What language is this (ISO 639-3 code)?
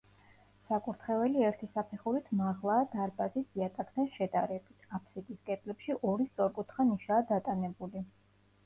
kat